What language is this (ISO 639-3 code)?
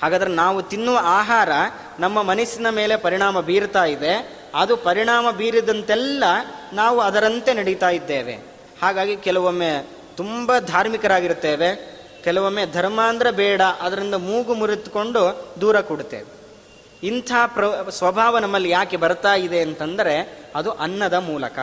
kan